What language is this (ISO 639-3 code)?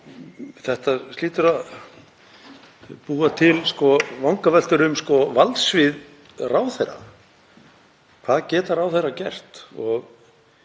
isl